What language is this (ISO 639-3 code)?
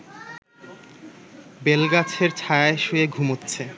ben